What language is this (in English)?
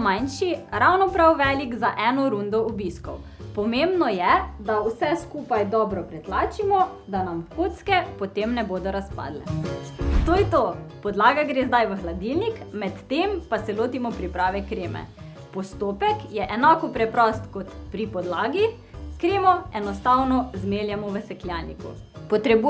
Slovenian